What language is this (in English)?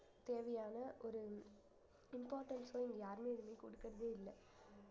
Tamil